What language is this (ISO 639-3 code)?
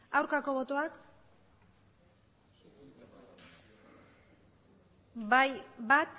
eus